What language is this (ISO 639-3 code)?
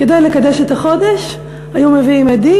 heb